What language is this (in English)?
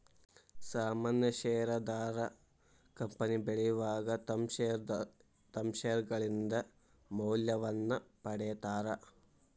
Kannada